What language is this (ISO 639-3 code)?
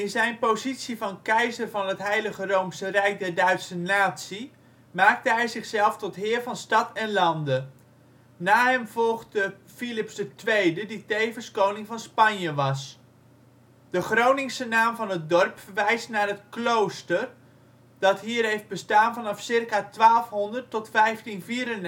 nld